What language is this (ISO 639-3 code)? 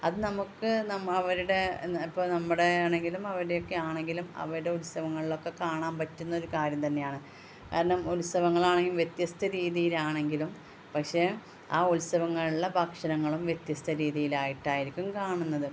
mal